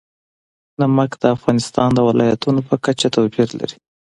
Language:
Pashto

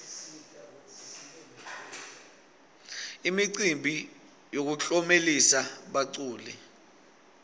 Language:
Swati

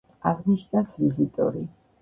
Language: Georgian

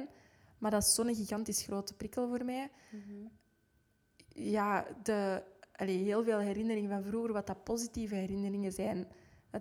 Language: Dutch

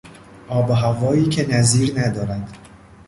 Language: Persian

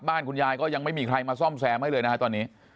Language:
Thai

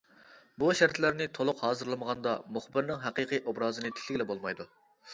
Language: Uyghur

